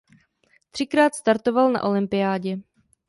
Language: Czech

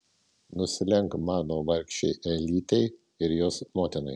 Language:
Lithuanian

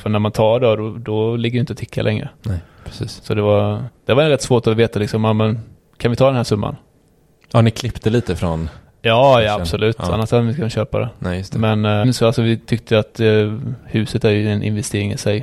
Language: Swedish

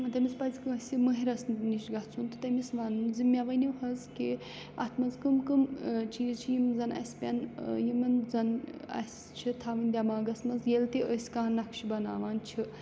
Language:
Kashmiri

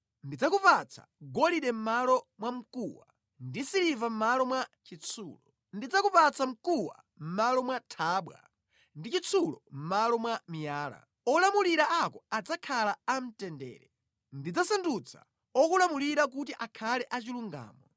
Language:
Nyanja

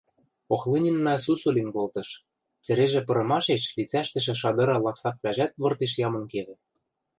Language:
Western Mari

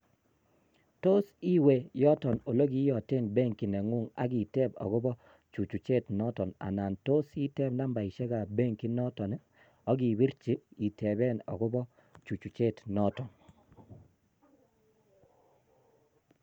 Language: Kalenjin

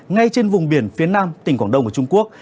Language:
Vietnamese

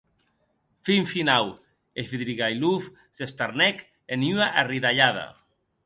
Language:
Occitan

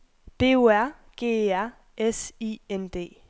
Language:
Danish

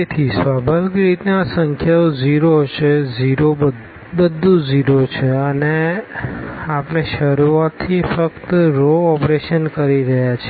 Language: Gujarati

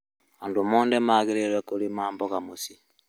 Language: Kikuyu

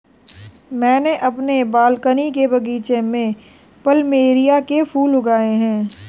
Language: Hindi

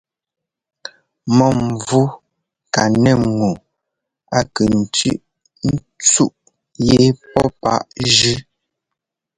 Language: Ngomba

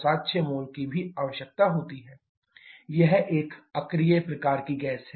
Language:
Hindi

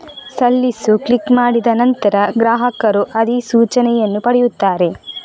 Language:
Kannada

